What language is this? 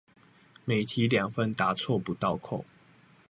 Chinese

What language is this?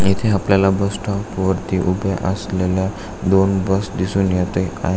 Marathi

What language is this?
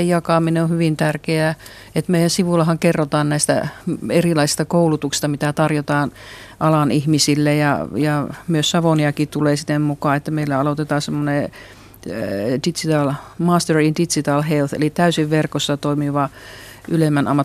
Finnish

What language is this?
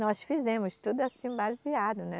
Portuguese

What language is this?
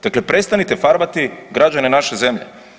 Croatian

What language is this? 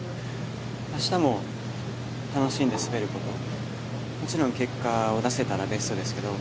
Japanese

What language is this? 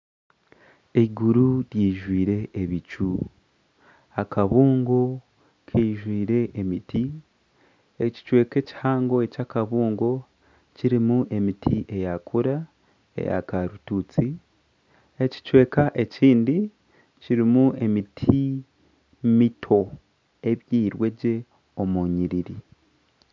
Nyankole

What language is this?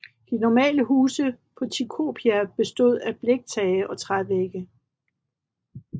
Danish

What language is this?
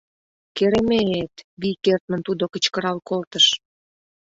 Mari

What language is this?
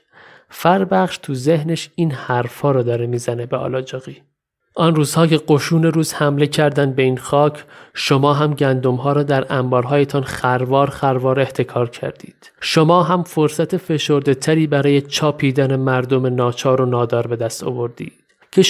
Persian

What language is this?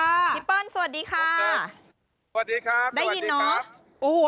Thai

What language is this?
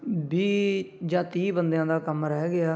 Punjabi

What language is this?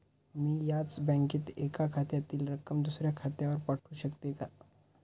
Marathi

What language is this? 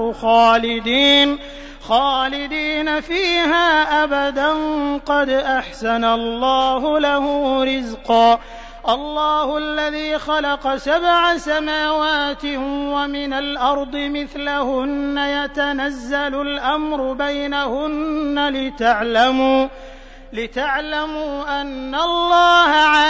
Arabic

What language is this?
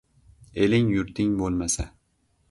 Uzbek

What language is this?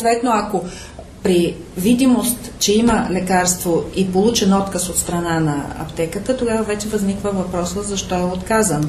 Bulgarian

